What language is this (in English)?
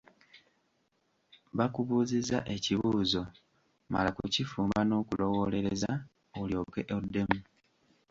Ganda